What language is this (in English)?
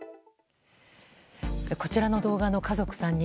Japanese